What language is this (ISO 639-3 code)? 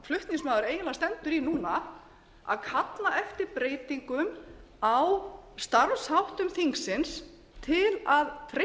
isl